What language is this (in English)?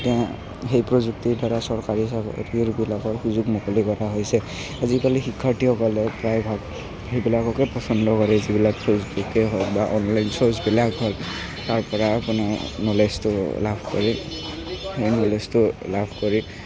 Assamese